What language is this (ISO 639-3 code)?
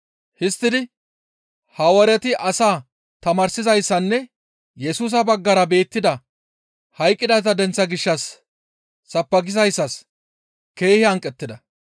gmv